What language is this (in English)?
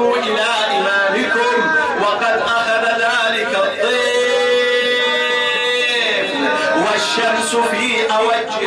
Arabic